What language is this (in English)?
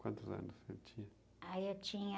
Portuguese